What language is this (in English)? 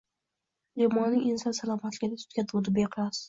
Uzbek